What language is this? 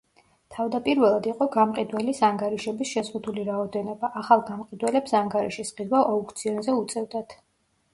Georgian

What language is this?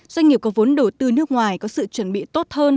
Vietnamese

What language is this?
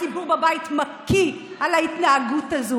Hebrew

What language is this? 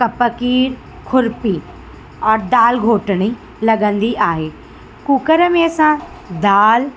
Sindhi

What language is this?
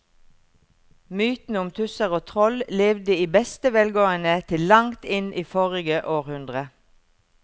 Norwegian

